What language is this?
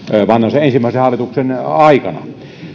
Finnish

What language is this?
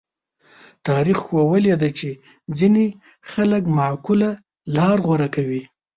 Pashto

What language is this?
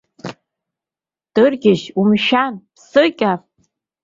Abkhazian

